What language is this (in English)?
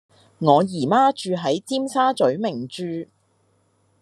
Cantonese